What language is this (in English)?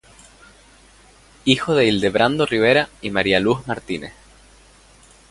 Spanish